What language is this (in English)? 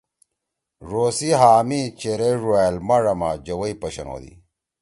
Torwali